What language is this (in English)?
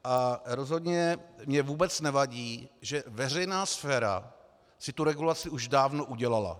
Czech